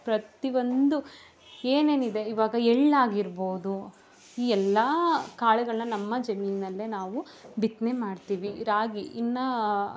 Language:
Kannada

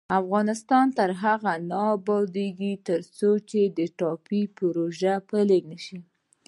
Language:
Pashto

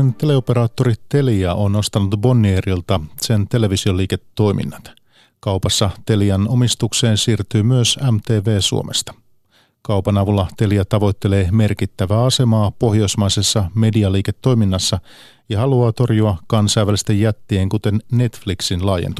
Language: Finnish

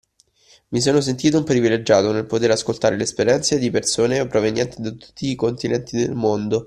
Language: Italian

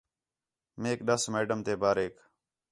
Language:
Khetrani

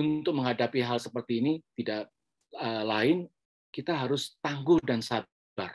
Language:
Indonesian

